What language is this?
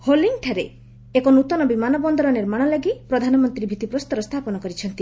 Odia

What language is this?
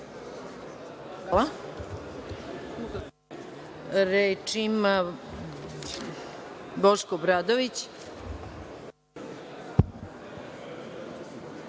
Serbian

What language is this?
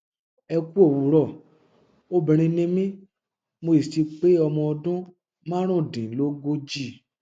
Yoruba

